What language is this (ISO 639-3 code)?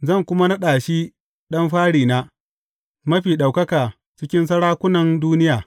hau